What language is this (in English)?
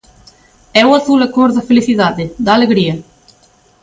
Galician